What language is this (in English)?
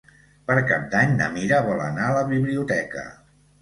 Catalan